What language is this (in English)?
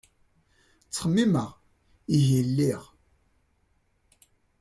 Kabyle